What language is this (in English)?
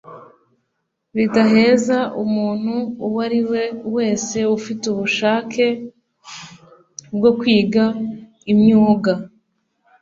Kinyarwanda